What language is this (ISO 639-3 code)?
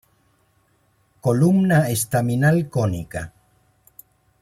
spa